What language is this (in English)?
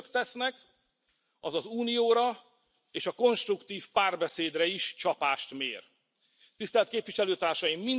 Hungarian